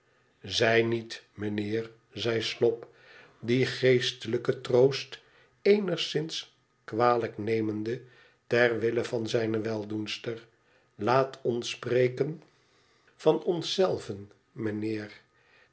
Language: Dutch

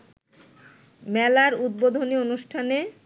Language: Bangla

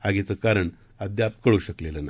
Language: Marathi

